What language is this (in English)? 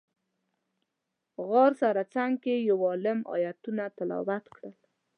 Pashto